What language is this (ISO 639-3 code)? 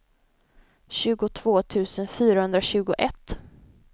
swe